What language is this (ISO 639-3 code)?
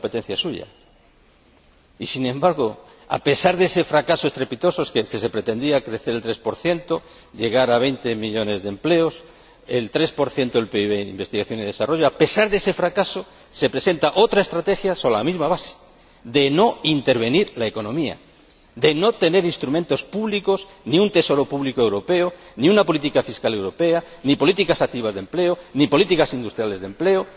spa